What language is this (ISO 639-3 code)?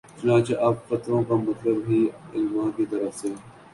urd